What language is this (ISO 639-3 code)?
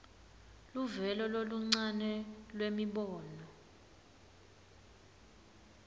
ssw